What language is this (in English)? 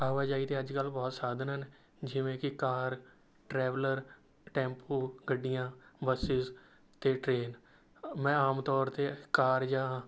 Punjabi